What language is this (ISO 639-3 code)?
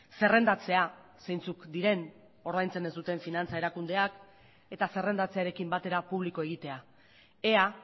eus